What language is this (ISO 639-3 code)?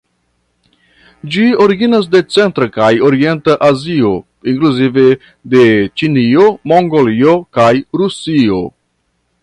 epo